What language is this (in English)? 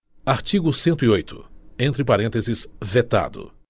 Portuguese